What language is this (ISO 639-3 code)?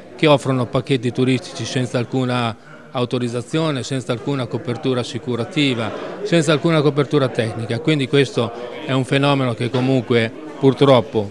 ita